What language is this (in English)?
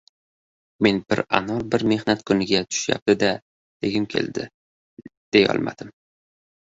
Uzbek